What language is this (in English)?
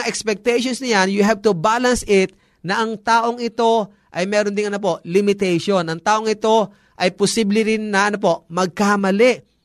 Filipino